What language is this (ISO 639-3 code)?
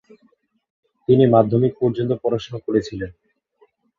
ben